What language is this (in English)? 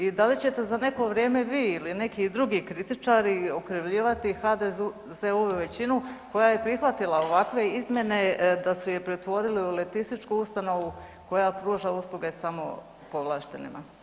Croatian